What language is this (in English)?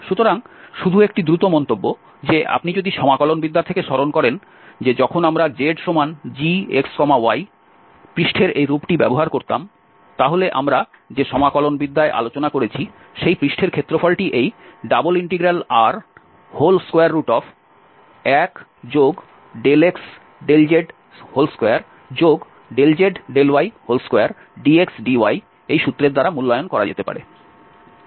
Bangla